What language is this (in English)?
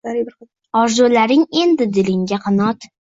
Uzbek